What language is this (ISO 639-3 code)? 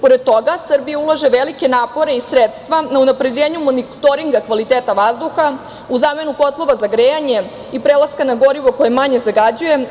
srp